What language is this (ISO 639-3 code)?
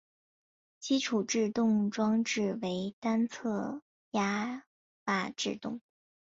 zho